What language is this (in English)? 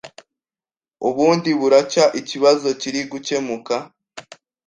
Kinyarwanda